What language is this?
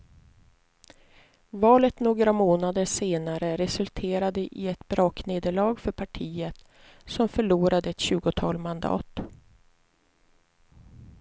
Swedish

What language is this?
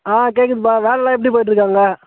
Tamil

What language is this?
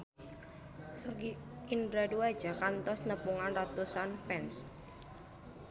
Sundanese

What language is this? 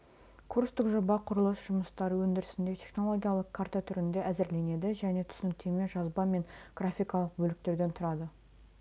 Kazakh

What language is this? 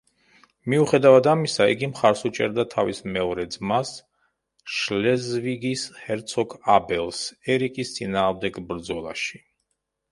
Georgian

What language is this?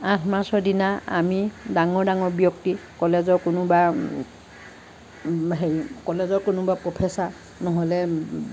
Assamese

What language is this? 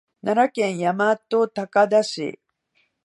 Japanese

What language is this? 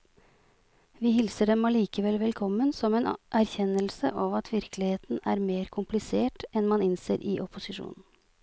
Norwegian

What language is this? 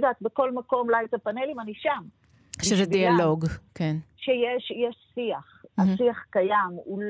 Hebrew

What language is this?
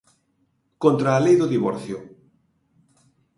Galician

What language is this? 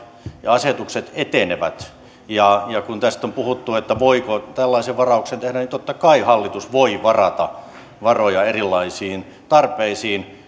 Finnish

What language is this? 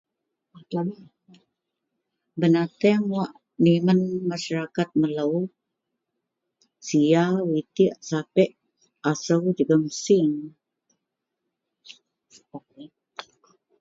Central Melanau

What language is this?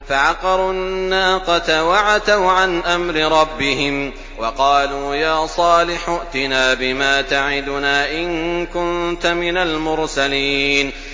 Arabic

